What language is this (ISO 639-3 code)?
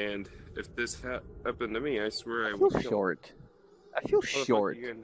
eng